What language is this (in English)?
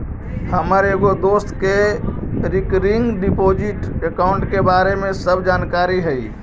Magahi